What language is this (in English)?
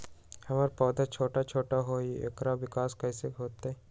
Magahi